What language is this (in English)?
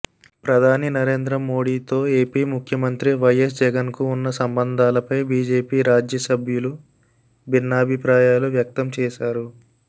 Telugu